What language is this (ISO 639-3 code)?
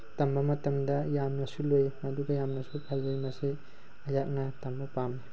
mni